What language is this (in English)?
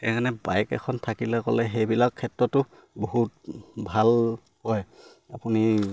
Assamese